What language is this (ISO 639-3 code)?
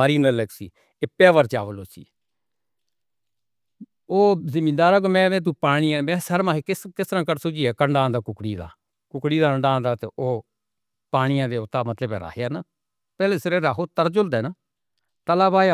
hno